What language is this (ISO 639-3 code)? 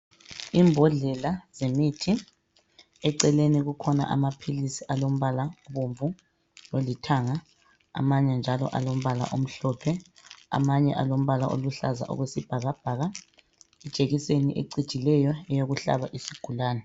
nde